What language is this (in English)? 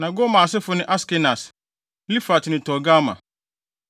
Akan